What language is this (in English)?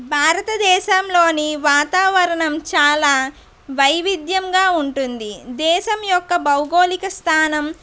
Telugu